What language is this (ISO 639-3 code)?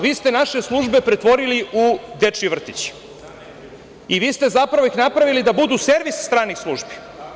srp